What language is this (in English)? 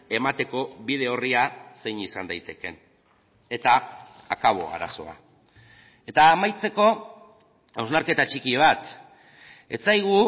Basque